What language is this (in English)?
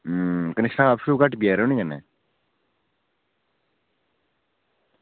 Dogri